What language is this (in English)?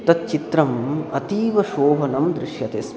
Sanskrit